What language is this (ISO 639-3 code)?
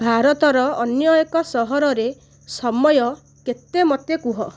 ori